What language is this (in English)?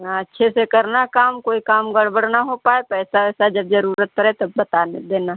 Hindi